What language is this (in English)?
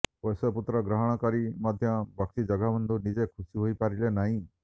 Odia